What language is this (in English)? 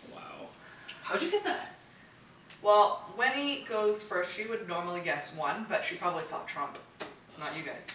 English